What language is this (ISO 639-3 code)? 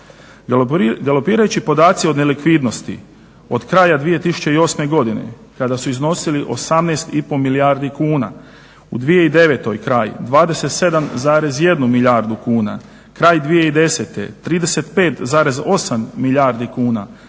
hrv